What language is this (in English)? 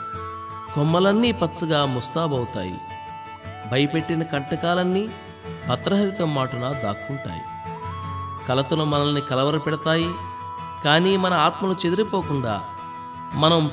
Telugu